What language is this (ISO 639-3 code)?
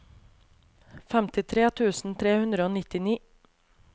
nor